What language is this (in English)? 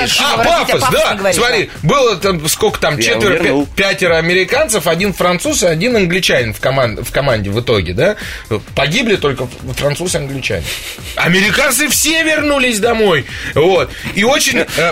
Russian